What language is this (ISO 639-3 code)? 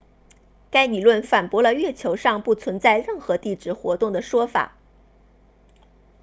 zho